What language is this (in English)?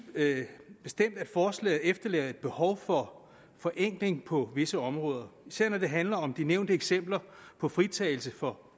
Danish